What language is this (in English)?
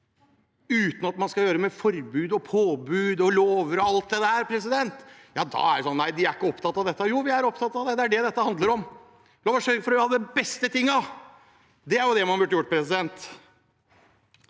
Norwegian